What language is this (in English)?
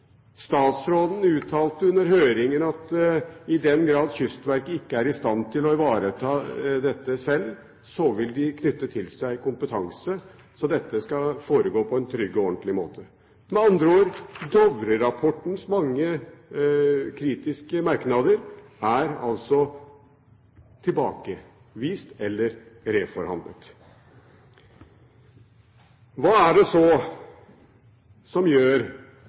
Norwegian Bokmål